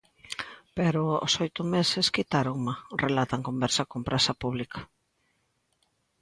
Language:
Galician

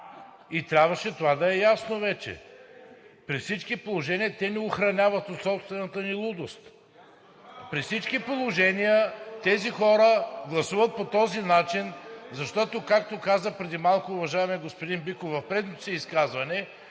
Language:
Bulgarian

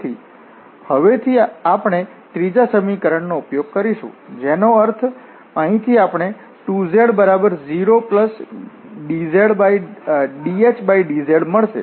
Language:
Gujarati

